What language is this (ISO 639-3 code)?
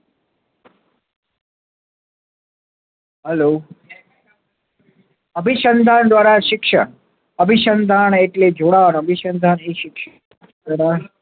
guj